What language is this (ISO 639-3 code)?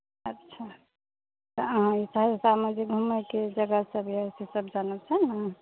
mai